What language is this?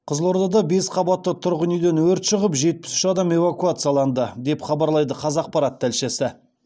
Kazakh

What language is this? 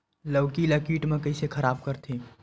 Chhattisgarhi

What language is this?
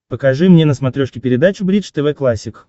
Russian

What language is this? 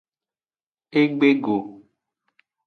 Aja (Benin)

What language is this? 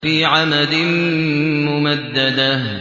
Arabic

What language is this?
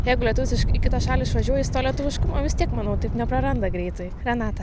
Lithuanian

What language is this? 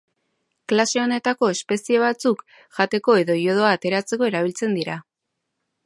Basque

